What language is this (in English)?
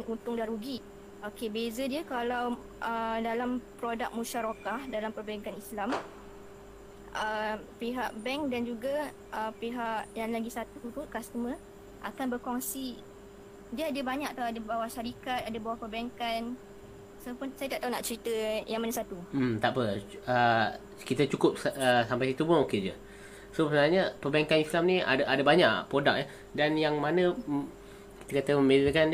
Malay